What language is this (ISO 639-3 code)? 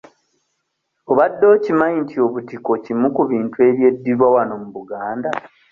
lug